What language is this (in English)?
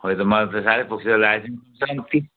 Nepali